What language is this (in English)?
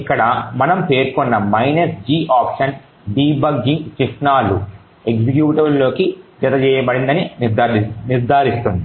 Telugu